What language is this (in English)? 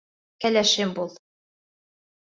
Bashkir